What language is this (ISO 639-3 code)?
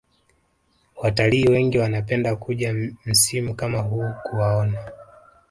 swa